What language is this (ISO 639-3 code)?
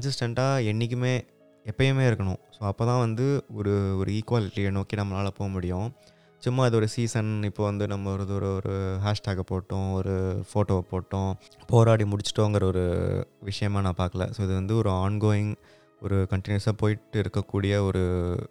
tam